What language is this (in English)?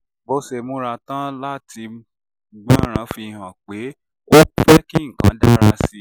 Yoruba